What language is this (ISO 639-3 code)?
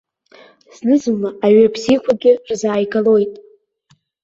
abk